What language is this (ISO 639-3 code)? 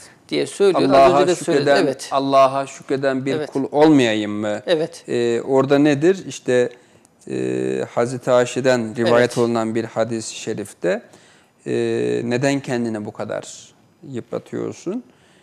tur